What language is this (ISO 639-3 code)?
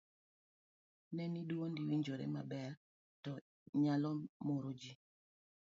luo